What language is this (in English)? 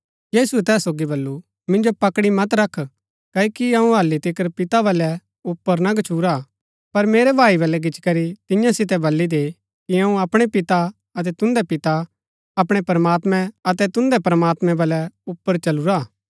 Gaddi